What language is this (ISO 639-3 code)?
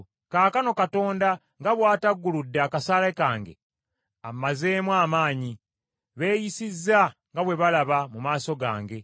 lug